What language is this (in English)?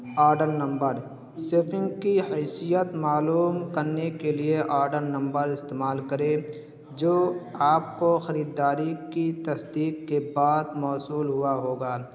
Urdu